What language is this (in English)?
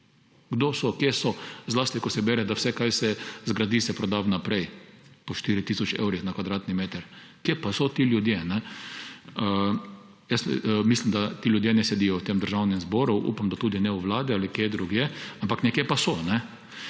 Slovenian